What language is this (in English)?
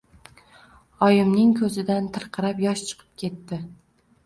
Uzbek